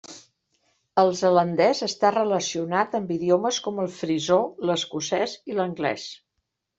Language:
Catalan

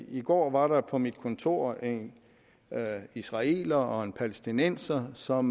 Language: Danish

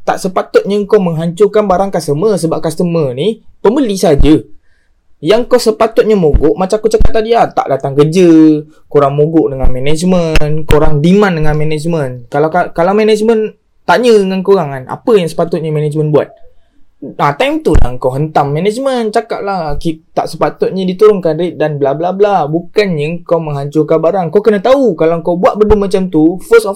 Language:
Malay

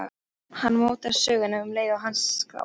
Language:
Icelandic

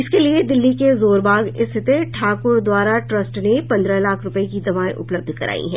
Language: Hindi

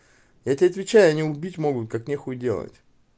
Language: Russian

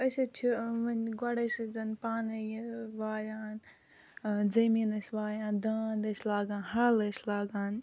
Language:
Kashmiri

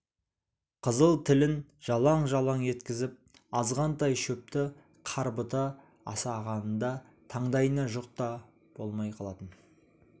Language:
Kazakh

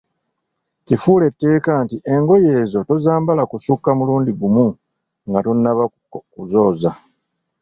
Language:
Ganda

